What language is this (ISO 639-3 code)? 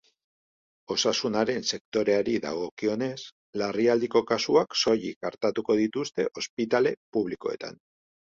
eus